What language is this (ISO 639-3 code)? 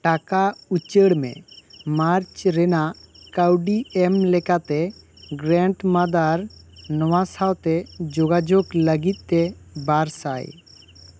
sat